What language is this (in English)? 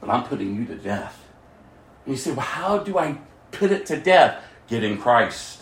English